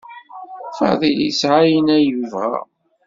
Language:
Kabyle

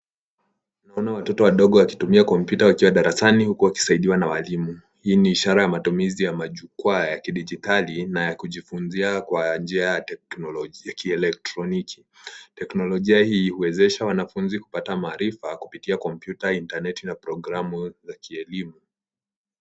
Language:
Swahili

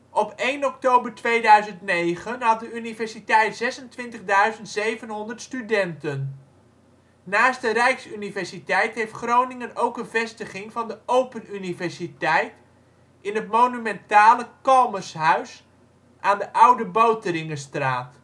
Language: Dutch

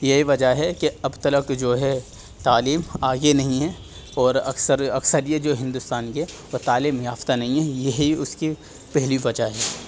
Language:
Urdu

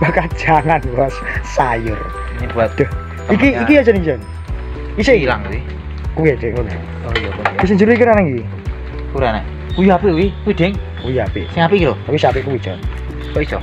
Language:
Indonesian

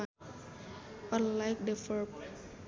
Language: Sundanese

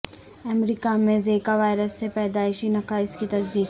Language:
Urdu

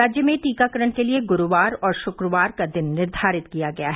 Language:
Hindi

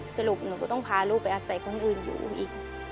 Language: Thai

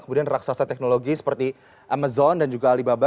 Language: Indonesian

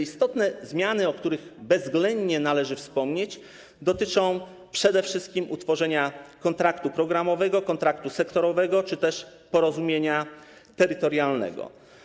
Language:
Polish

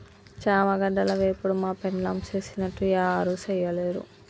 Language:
Telugu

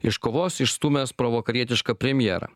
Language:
Lithuanian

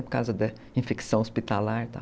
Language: Portuguese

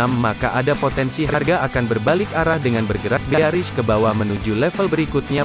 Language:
Indonesian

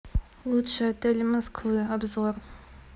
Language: Russian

